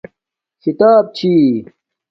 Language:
Domaaki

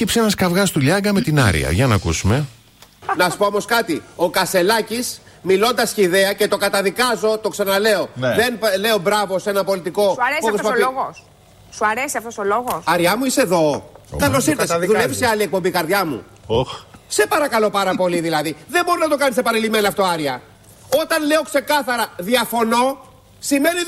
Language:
Greek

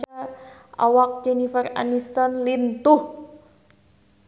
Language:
Sundanese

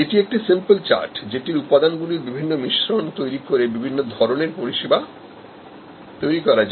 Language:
Bangla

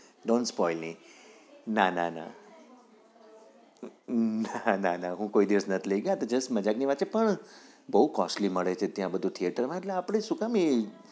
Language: Gujarati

